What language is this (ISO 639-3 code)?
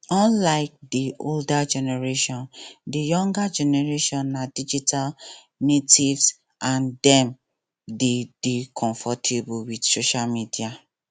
pcm